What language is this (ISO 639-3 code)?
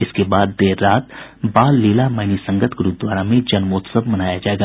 hin